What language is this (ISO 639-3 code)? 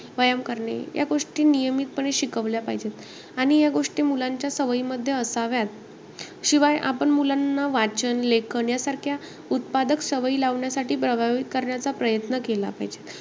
mar